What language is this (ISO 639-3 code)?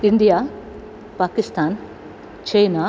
san